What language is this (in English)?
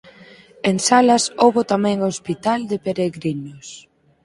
Galician